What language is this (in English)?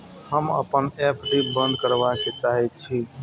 Maithili